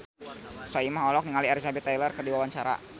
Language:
Sundanese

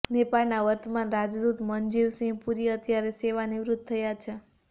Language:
Gujarati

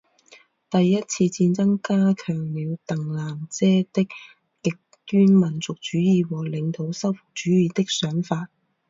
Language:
Chinese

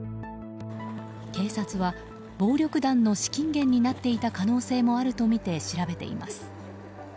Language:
Japanese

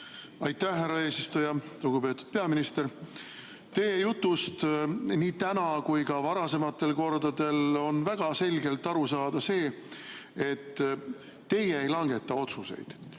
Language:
Estonian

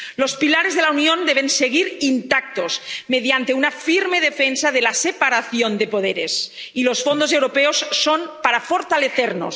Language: Spanish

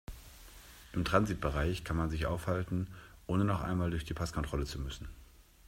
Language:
German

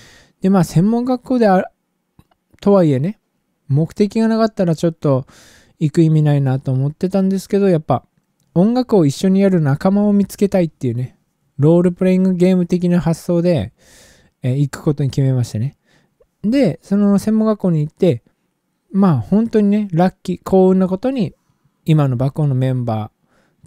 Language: Japanese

